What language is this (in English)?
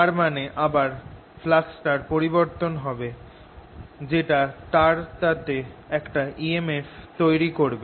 Bangla